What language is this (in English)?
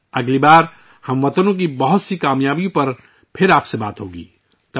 Urdu